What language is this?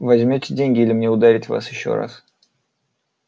Russian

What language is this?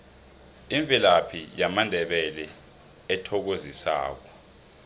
South Ndebele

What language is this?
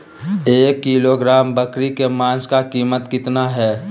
Magahi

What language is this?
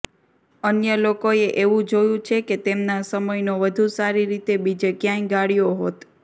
Gujarati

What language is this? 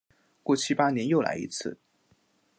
Chinese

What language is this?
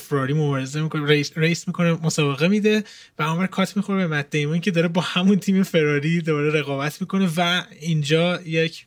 Persian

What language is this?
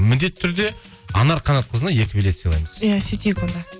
Kazakh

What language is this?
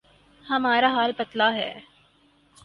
Urdu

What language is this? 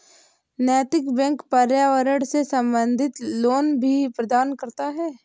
Hindi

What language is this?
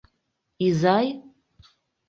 Mari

